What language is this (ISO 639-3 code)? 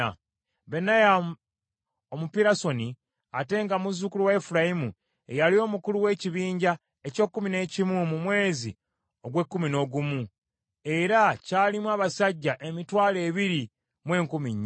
lug